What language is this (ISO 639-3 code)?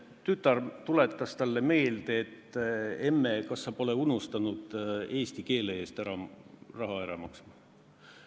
est